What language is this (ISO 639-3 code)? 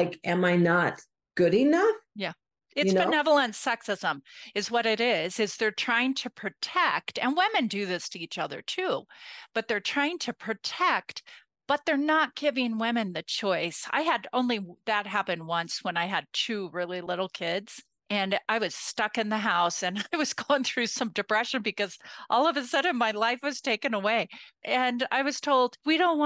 eng